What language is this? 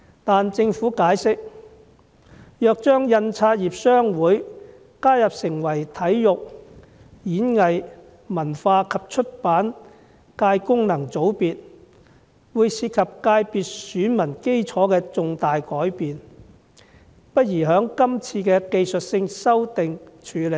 Cantonese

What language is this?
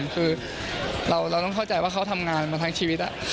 Thai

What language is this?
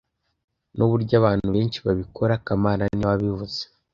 Kinyarwanda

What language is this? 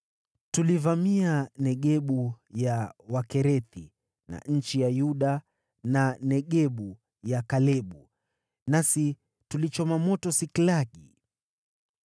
Swahili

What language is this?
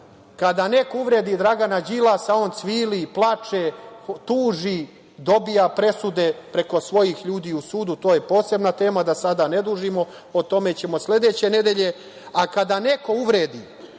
Serbian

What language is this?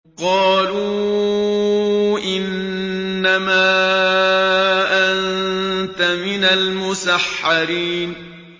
Arabic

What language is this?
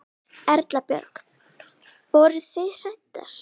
Icelandic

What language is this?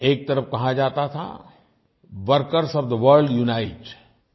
Hindi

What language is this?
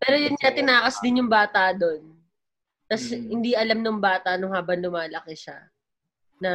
Filipino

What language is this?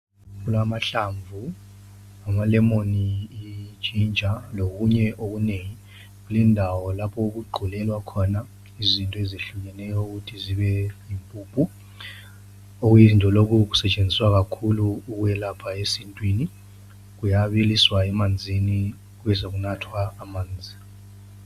North Ndebele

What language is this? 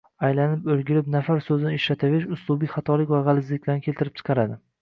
Uzbek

